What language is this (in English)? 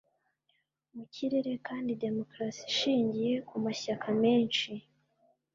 Kinyarwanda